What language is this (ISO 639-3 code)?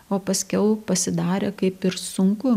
lit